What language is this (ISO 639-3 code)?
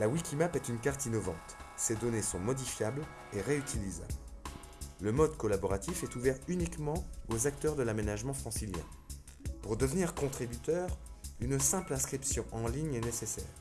fra